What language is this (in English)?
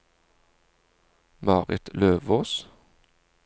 Norwegian